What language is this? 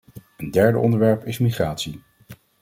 Dutch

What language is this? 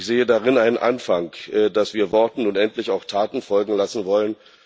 German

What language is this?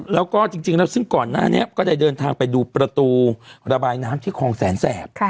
Thai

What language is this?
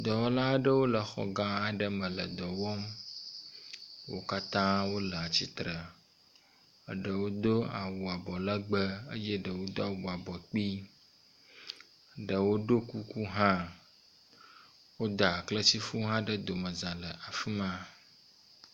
Ewe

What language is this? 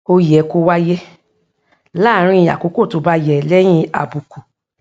Yoruba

